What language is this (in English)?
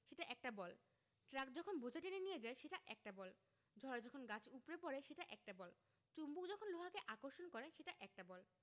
Bangla